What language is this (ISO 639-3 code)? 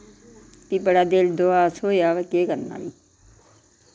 doi